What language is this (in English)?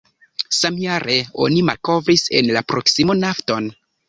Esperanto